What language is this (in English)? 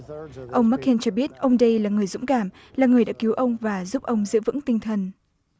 Vietnamese